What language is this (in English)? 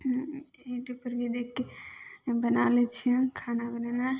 Maithili